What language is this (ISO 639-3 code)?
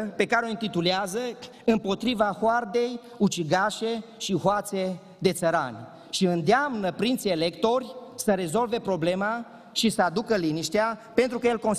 ron